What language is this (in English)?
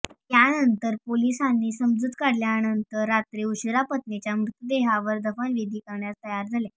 Marathi